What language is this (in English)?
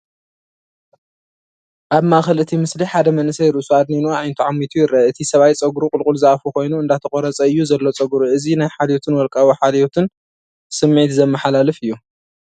Tigrinya